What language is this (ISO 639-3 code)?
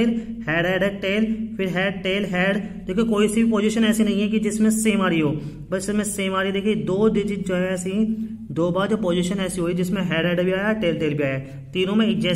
hin